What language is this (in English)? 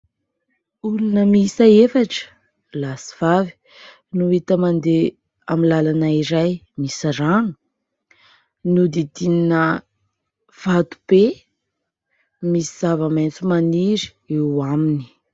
Malagasy